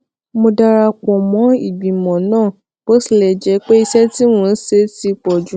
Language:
Yoruba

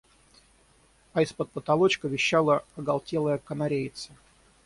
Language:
Russian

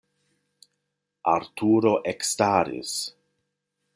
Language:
Esperanto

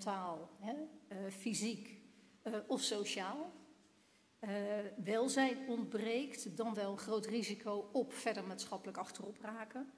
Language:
Dutch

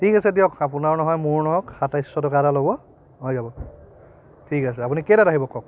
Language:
Assamese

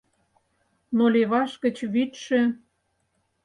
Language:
Mari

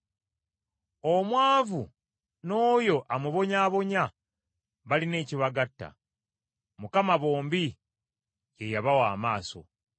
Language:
Ganda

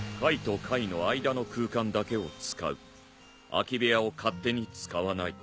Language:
Japanese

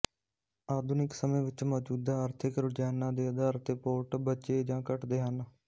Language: Punjabi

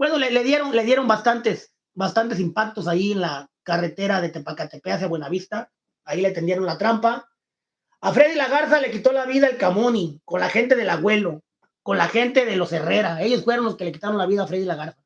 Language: Spanish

